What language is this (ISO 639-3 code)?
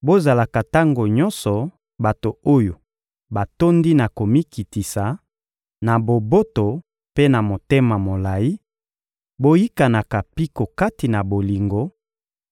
lin